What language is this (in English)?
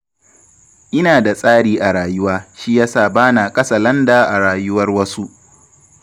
Hausa